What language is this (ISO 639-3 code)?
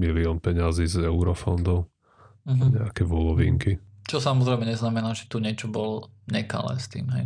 slk